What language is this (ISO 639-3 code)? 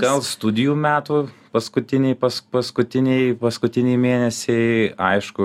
lit